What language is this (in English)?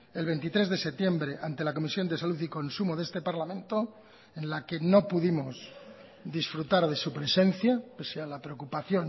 Spanish